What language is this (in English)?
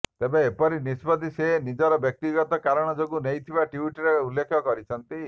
Odia